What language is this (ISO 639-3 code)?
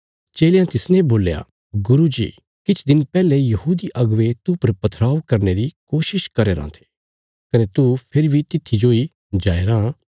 kfs